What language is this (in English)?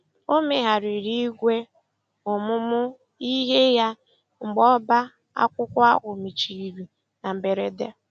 Igbo